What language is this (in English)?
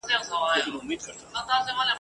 Pashto